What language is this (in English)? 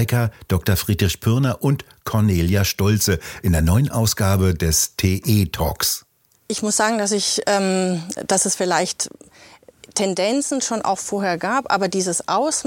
German